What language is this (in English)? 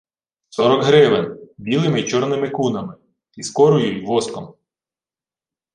Ukrainian